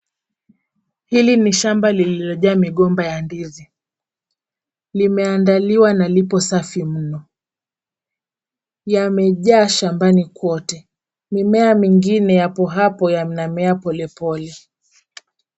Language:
Swahili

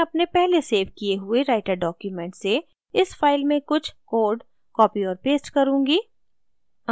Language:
Hindi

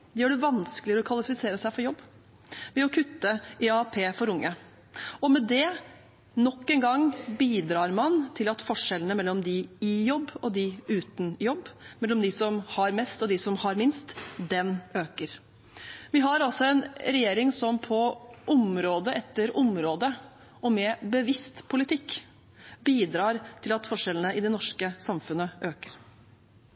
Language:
Norwegian Bokmål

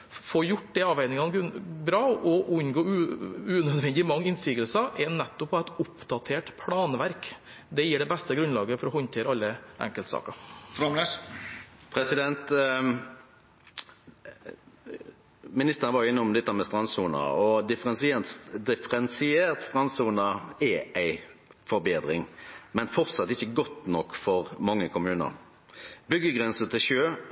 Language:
Norwegian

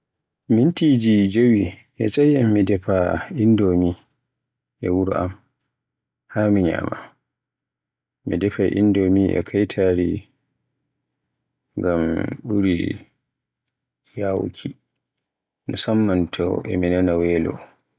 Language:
Borgu Fulfulde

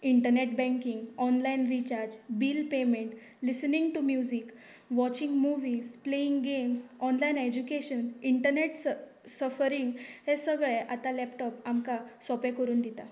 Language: Konkani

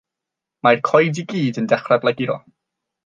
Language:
Welsh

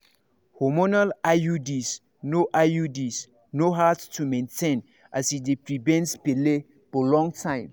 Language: Nigerian Pidgin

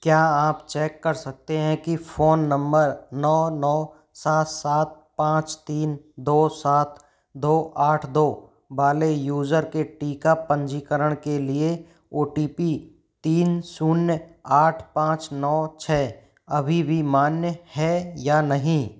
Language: Hindi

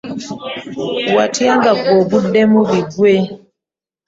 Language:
Ganda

